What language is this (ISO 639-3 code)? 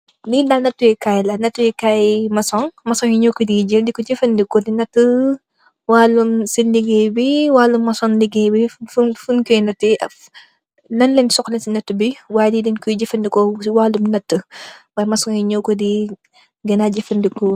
wol